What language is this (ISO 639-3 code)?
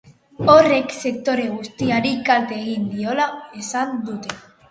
eus